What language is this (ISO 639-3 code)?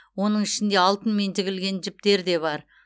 kaz